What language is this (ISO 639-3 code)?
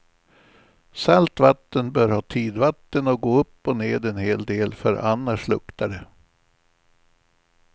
swe